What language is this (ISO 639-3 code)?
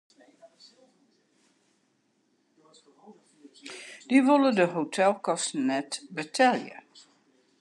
fry